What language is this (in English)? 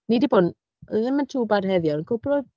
Welsh